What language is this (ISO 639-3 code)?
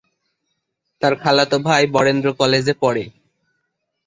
ben